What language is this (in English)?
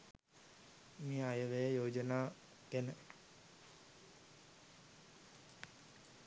Sinhala